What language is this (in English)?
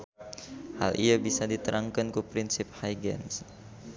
Sundanese